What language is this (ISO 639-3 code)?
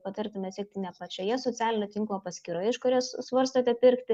lit